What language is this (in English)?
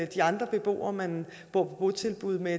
Danish